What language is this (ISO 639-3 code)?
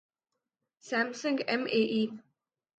urd